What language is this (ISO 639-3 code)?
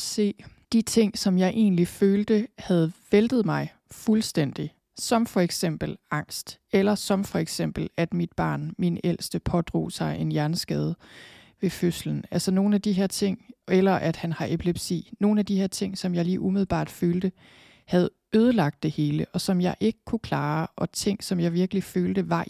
dan